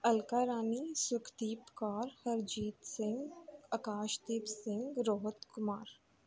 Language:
Punjabi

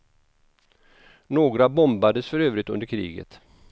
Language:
Swedish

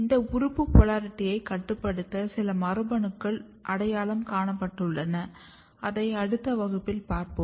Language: Tamil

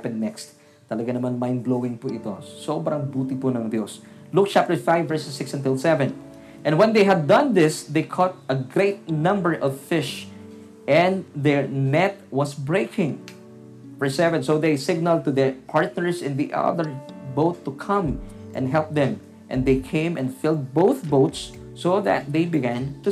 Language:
Filipino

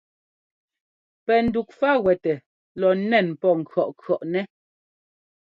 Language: Ngomba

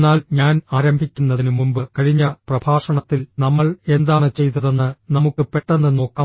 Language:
Malayalam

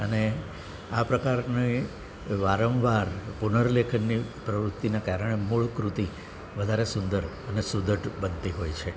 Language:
Gujarati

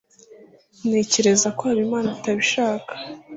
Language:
Kinyarwanda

